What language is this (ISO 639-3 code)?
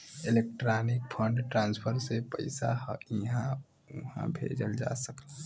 bho